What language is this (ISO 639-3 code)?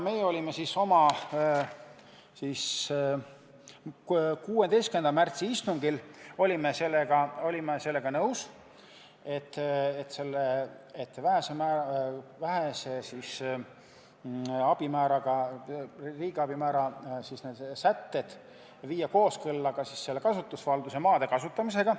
est